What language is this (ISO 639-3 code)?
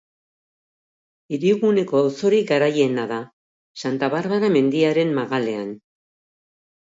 eus